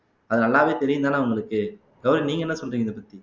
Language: Tamil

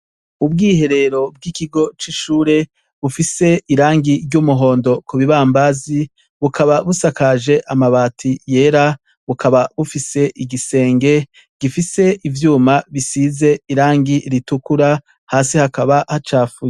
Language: Rundi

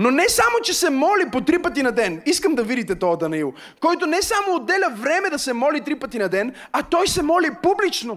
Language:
Bulgarian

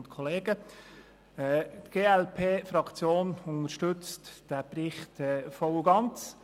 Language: Swiss German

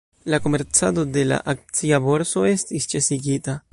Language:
Esperanto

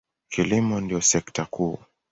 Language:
Swahili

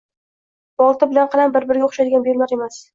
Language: Uzbek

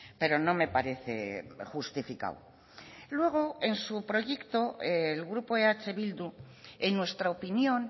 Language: Spanish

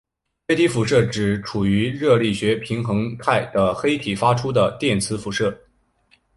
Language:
Chinese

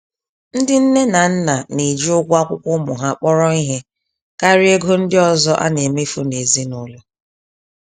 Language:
Igbo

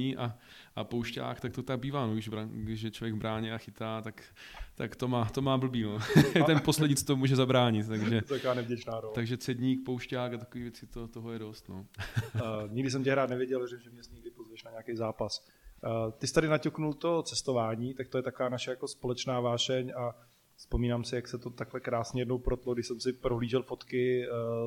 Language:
Czech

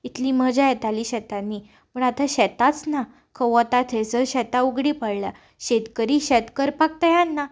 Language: Konkani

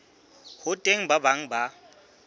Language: Southern Sotho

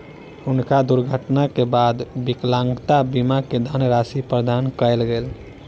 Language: Maithili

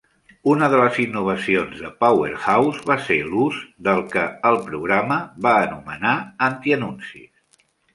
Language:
Catalan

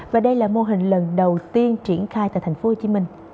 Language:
Vietnamese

